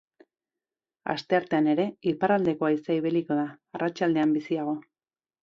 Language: Basque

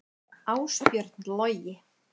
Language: Icelandic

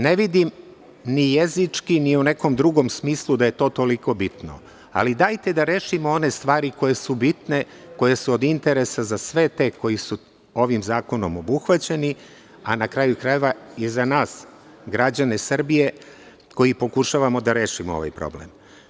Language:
Serbian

